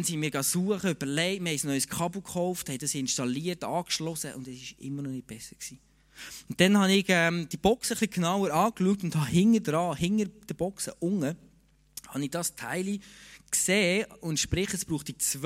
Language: German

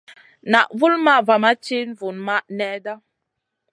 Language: Masana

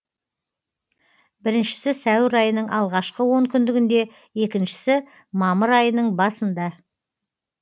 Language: Kazakh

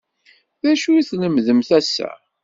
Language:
Kabyle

